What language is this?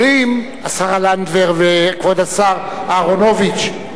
Hebrew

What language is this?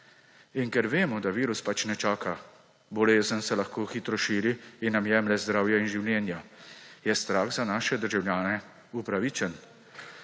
Slovenian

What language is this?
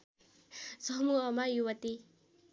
Nepali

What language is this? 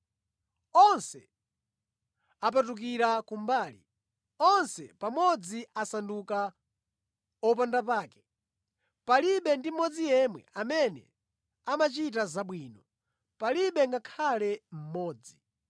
Nyanja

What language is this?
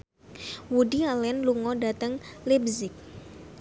Javanese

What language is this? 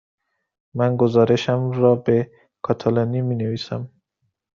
Persian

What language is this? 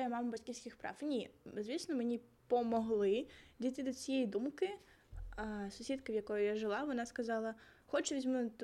Ukrainian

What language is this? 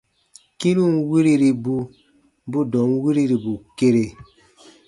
Baatonum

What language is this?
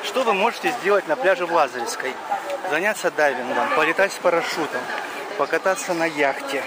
Russian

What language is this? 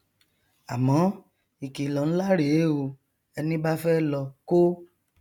Yoruba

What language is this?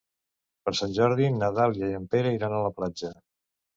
Catalan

